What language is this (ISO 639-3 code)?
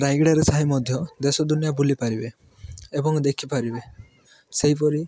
ori